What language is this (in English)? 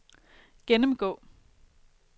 Danish